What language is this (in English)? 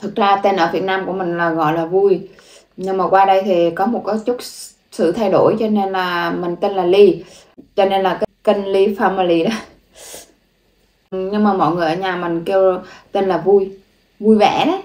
Vietnamese